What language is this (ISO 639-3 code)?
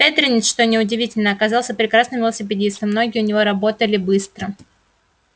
rus